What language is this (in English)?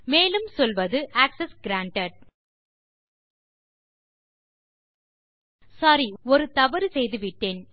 Tamil